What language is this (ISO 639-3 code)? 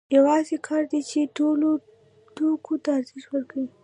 pus